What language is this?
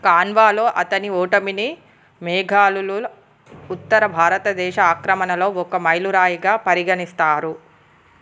Telugu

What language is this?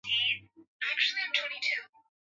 Swahili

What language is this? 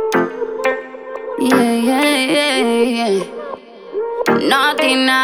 Japanese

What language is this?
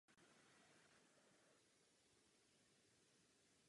Czech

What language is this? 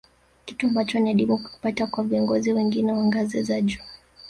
Swahili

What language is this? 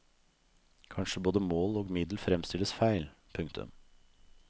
Norwegian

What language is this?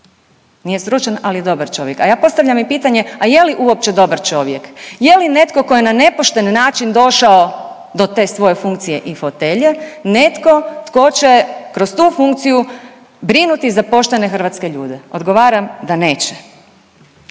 Croatian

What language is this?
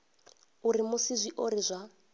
Venda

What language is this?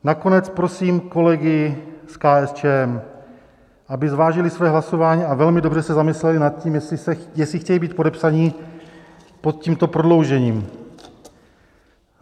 Czech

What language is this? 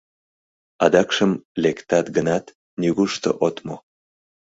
Mari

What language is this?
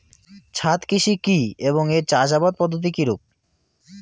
Bangla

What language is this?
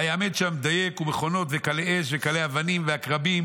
Hebrew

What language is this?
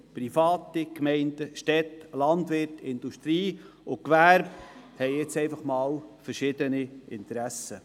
Swiss German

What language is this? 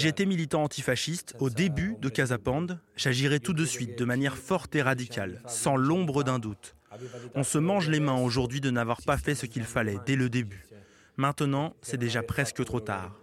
French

